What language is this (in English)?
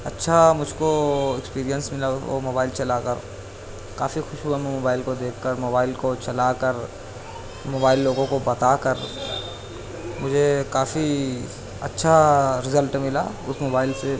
Urdu